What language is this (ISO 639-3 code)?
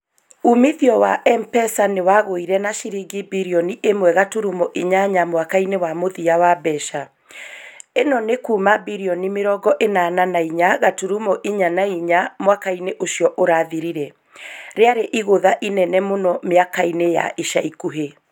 kik